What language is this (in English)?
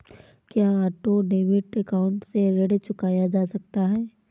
Hindi